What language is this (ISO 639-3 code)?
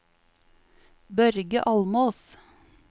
nor